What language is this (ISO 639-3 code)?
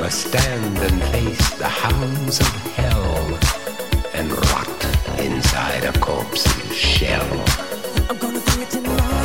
hun